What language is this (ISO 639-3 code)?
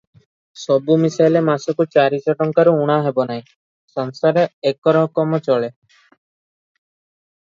ori